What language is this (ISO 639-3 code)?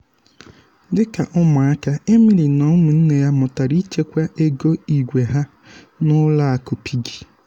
ibo